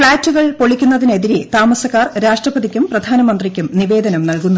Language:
Malayalam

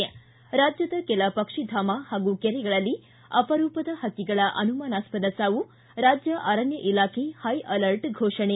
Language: Kannada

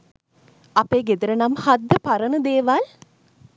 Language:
Sinhala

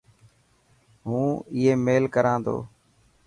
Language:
Dhatki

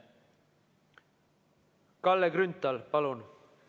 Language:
Estonian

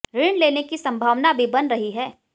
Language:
Hindi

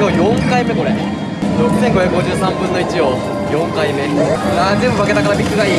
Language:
Japanese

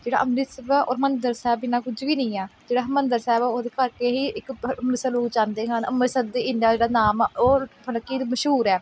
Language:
Punjabi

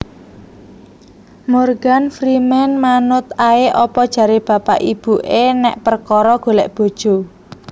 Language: Javanese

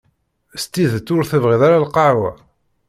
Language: Kabyle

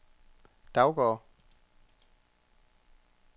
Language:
Danish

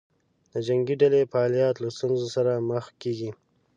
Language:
Pashto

